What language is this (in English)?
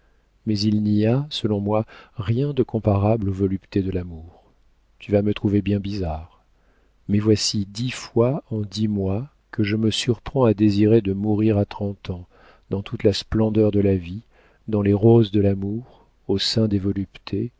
French